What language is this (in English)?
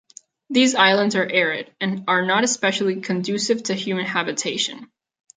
English